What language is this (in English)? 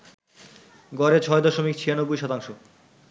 Bangla